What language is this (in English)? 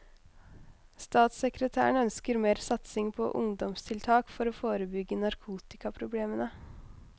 Norwegian